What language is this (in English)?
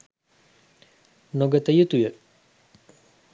Sinhala